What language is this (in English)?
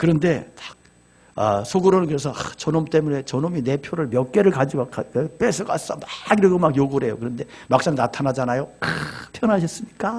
Korean